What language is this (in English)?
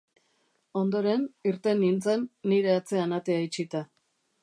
Basque